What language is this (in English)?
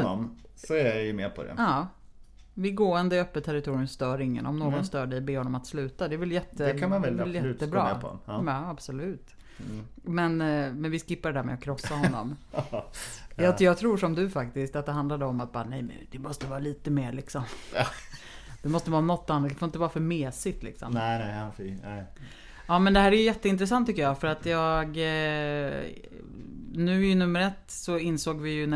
Swedish